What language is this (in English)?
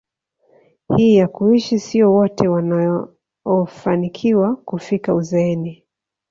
Swahili